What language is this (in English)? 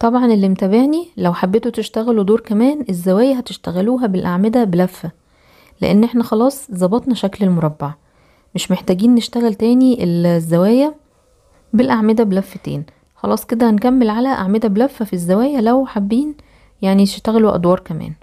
Arabic